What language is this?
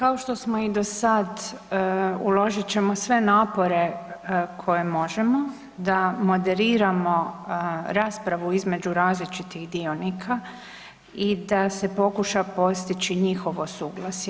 Croatian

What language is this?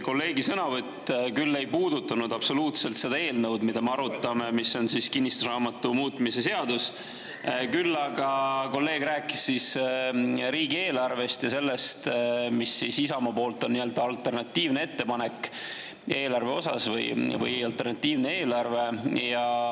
Estonian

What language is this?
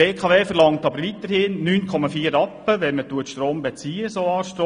Swiss German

